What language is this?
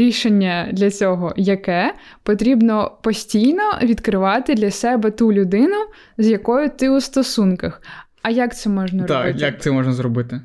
Ukrainian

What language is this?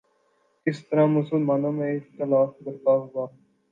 Urdu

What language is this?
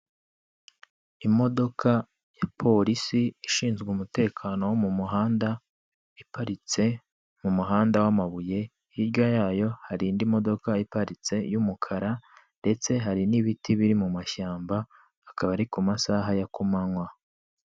Kinyarwanda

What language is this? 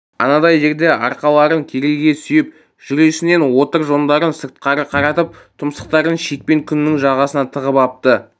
Kazakh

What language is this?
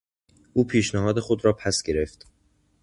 Persian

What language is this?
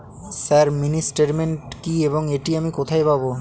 Bangla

